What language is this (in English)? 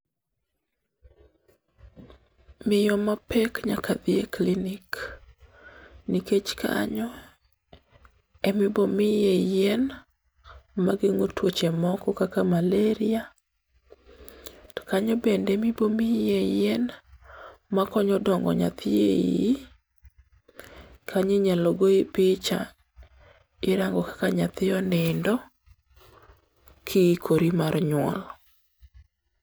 Luo (Kenya and Tanzania)